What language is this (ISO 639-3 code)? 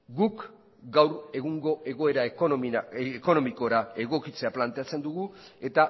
eus